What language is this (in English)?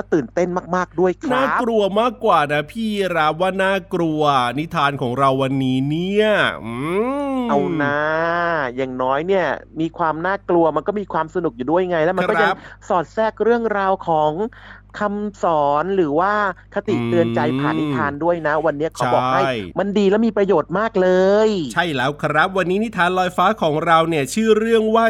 Thai